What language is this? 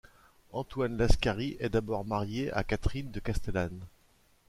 French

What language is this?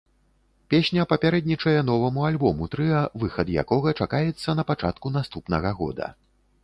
Belarusian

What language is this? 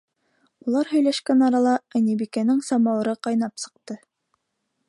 Bashkir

